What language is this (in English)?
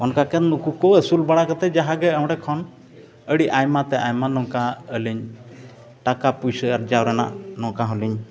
Santali